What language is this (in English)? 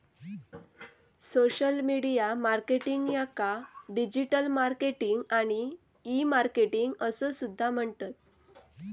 Marathi